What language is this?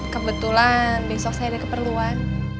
Indonesian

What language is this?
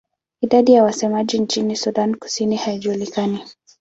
Swahili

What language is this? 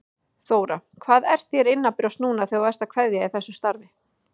Icelandic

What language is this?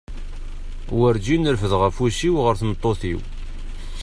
Kabyle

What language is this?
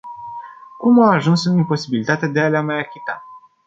Romanian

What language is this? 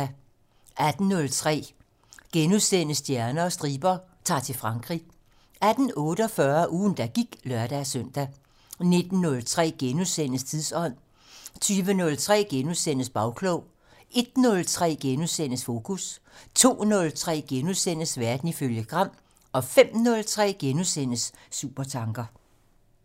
Danish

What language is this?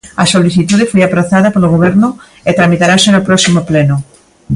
Galician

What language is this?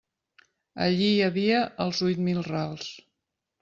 Catalan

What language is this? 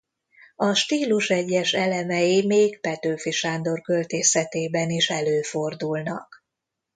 Hungarian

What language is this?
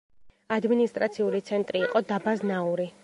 Georgian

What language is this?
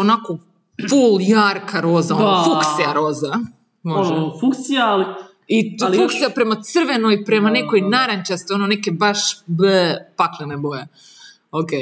Croatian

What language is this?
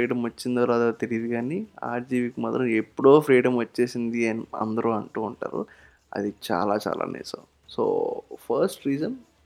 Telugu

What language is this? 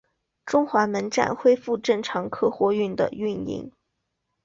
Chinese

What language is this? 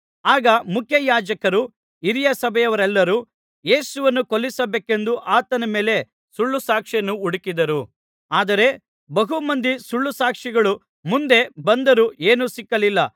Kannada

